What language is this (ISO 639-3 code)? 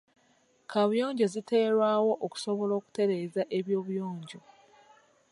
lug